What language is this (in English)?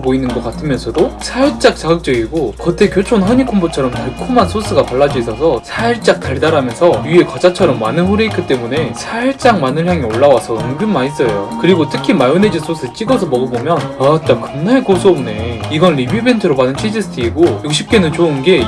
Korean